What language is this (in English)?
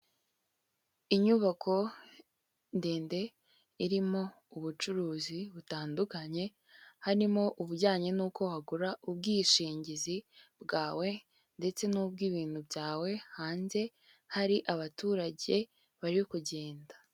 Kinyarwanda